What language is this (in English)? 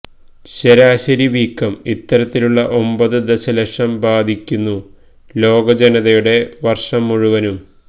Malayalam